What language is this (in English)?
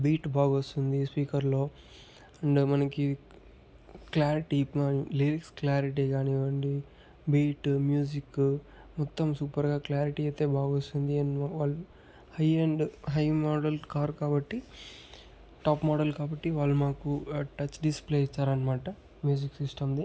Telugu